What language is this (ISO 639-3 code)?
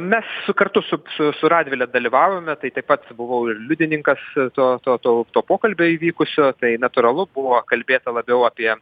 lit